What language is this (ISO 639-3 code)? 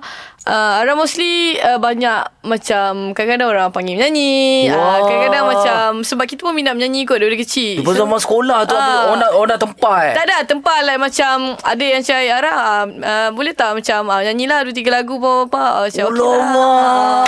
msa